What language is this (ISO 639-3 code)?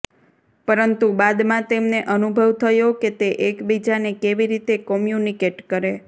guj